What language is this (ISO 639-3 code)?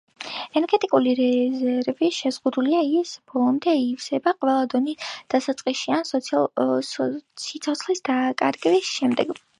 kat